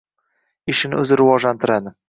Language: Uzbek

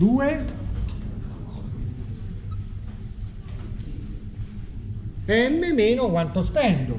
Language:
Italian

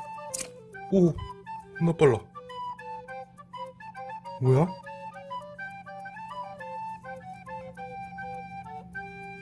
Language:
Korean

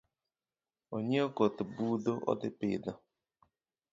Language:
Luo (Kenya and Tanzania)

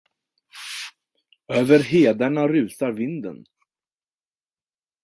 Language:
Swedish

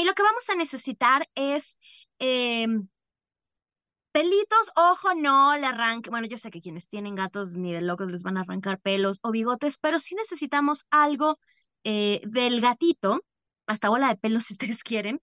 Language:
Spanish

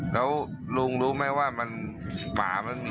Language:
Thai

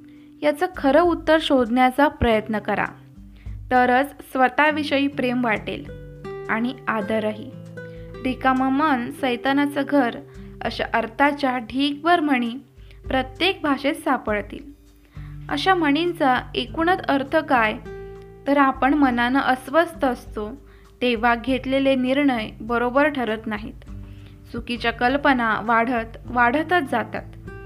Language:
Marathi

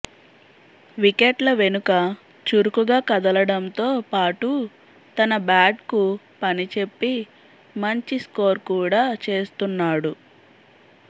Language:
Telugu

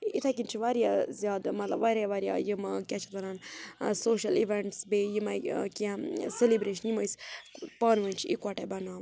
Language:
Kashmiri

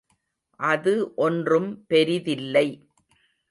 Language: Tamil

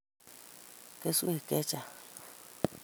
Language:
Kalenjin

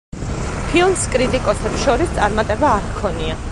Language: Georgian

